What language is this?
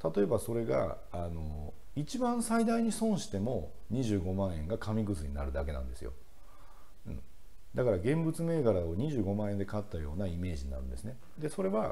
Japanese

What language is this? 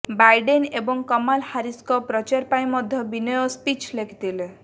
Odia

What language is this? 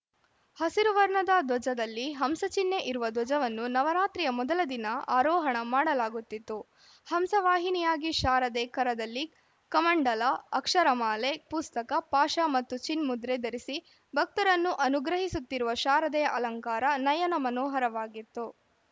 Kannada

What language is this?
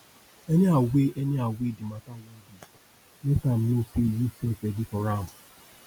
Nigerian Pidgin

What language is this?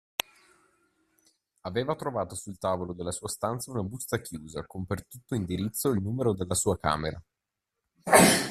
Italian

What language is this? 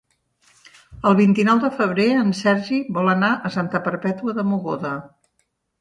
Catalan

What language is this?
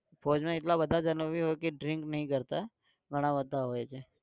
Gujarati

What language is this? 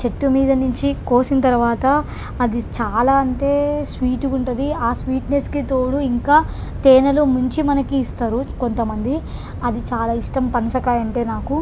Telugu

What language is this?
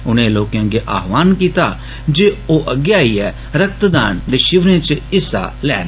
Dogri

